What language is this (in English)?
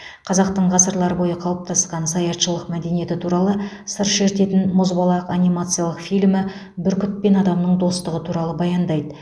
Kazakh